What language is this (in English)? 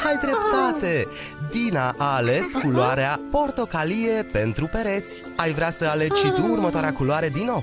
Romanian